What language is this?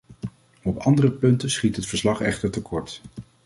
Dutch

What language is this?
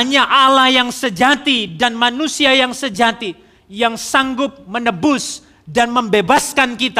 Indonesian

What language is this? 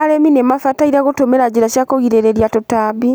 Kikuyu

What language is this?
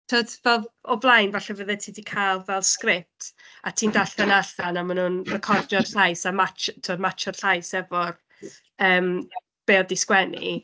Welsh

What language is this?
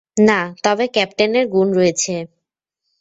Bangla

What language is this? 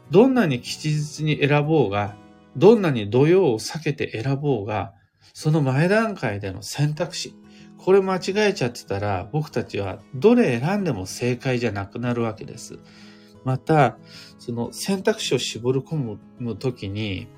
Japanese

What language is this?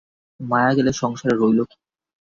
Bangla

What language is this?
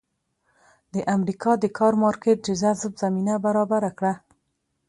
Pashto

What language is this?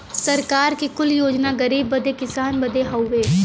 Bhojpuri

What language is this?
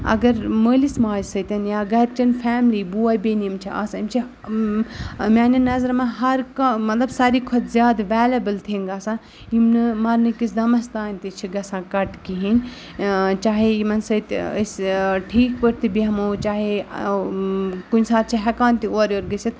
Kashmiri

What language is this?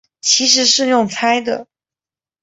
Chinese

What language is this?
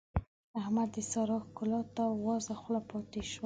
Pashto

